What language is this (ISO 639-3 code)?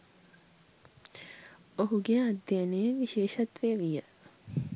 sin